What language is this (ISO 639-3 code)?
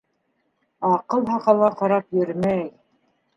bak